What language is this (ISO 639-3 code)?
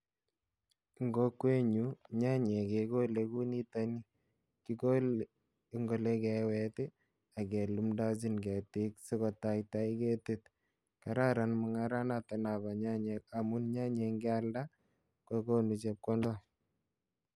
kln